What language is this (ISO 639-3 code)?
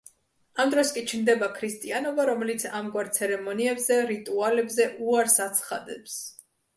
kat